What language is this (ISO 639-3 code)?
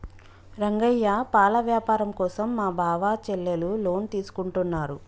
tel